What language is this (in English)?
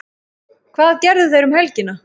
Icelandic